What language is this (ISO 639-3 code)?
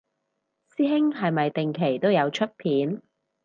yue